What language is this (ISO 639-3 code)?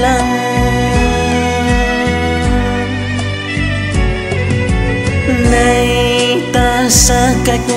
vie